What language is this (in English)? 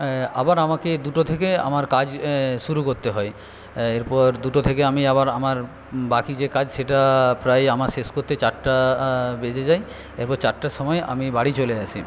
Bangla